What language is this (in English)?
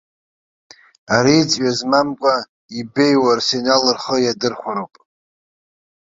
Abkhazian